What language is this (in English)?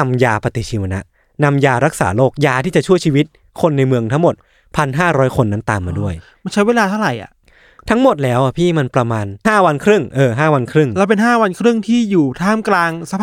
Thai